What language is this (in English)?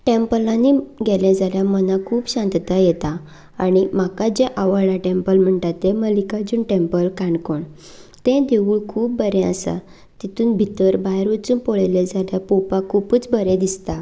Konkani